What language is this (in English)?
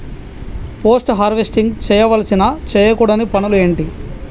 Telugu